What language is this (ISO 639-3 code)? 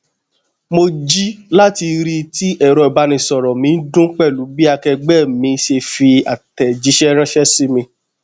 yor